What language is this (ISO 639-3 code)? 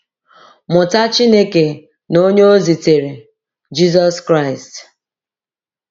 ibo